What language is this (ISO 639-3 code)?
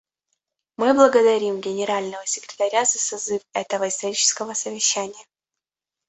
rus